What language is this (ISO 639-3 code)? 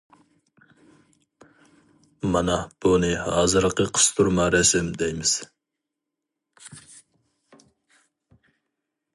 uig